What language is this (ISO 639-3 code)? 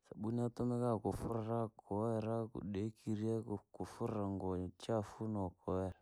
lag